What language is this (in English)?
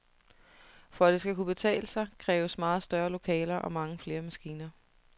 Danish